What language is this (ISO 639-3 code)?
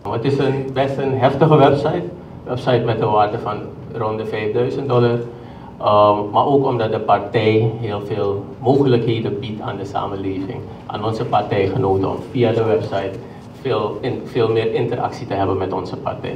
nld